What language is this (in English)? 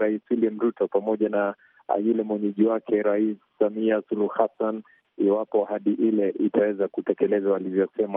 Swahili